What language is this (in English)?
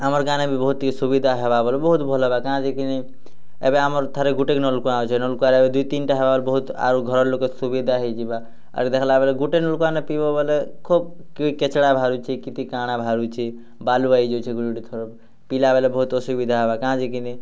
Odia